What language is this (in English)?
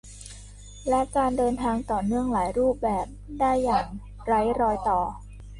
Thai